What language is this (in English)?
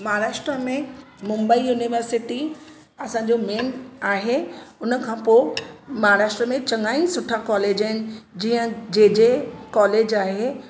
Sindhi